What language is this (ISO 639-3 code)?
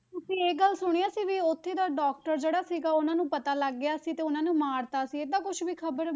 pan